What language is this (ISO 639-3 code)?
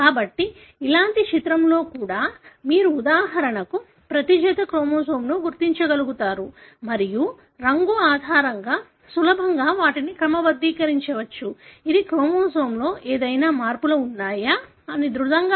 tel